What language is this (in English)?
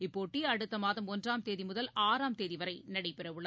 Tamil